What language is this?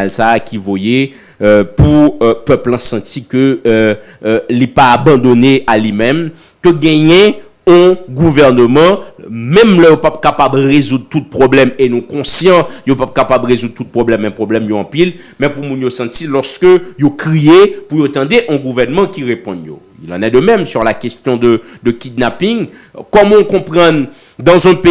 French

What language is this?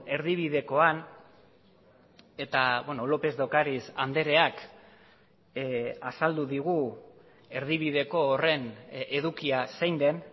Basque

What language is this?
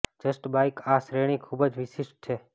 Gujarati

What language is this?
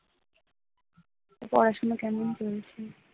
Bangla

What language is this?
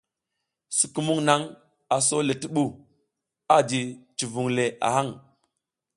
South Giziga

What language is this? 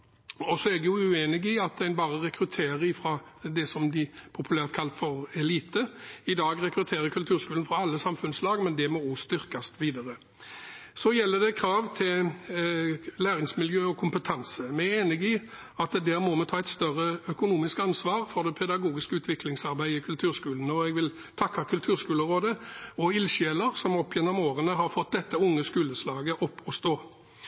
Norwegian Bokmål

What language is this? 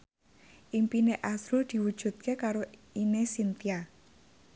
Javanese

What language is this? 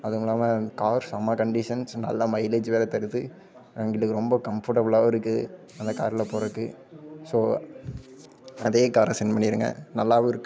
Tamil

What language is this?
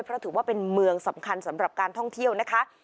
Thai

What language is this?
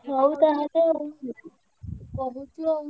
Odia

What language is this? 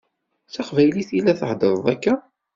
Kabyle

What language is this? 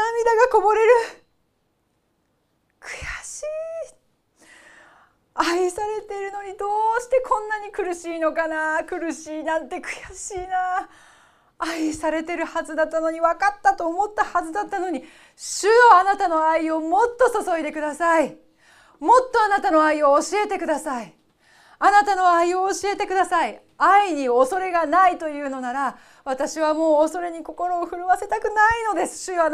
Japanese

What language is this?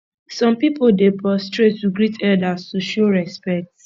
Nigerian Pidgin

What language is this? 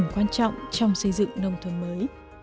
Vietnamese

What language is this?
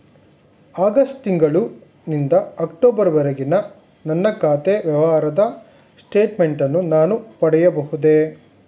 Kannada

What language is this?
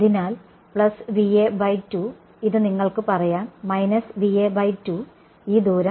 Malayalam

